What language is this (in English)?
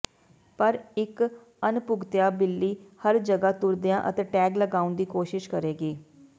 Punjabi